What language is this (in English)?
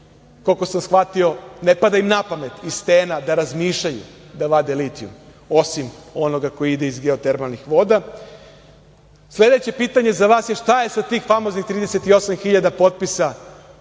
Serbian